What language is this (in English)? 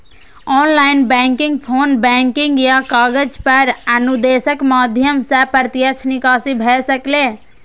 Maithili